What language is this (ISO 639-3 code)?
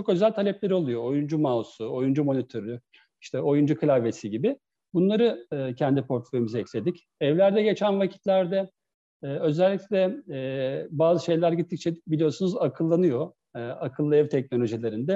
tur